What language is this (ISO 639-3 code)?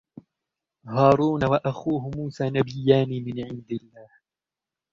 ara